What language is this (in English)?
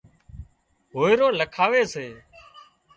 Wadiyara Koli